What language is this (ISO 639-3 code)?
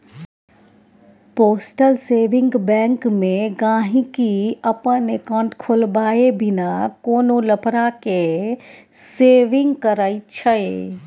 mai